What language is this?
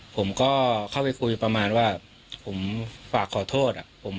Thai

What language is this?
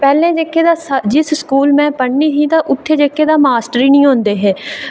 Dogri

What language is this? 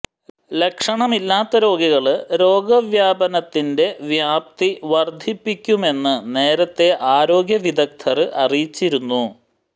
Malayalam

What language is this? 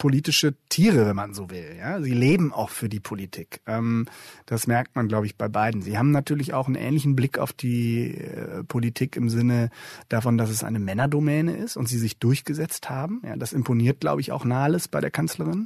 German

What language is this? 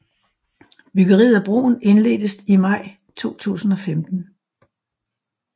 Danish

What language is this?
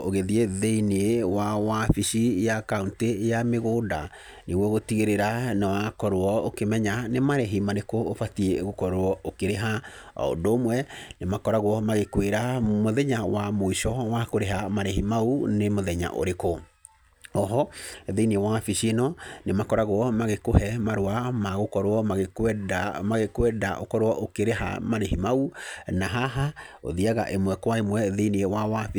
Kikuyu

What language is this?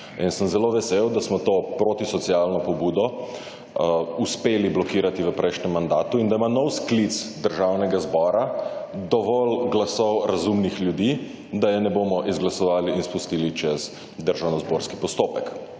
Slovenian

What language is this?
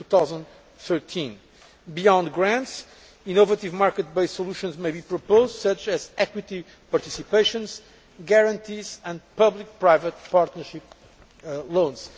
English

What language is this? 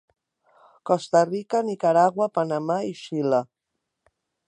Catalan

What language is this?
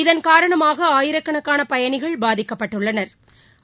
Tamil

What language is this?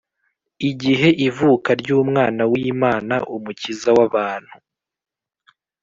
Kinyarwanda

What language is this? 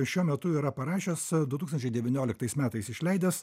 Lithuanian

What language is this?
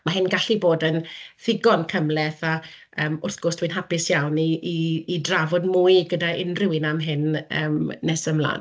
Welsh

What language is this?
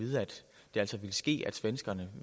Danish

